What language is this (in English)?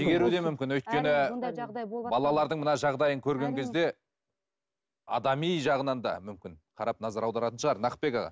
Kazakh